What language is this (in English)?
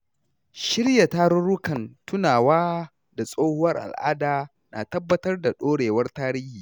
Hausa